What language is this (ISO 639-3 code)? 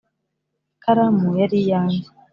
kin